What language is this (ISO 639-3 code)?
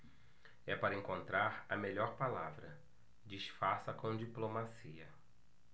por